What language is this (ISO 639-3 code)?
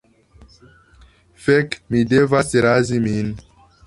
epo